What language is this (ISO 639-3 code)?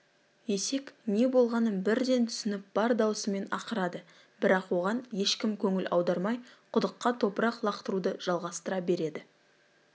kaz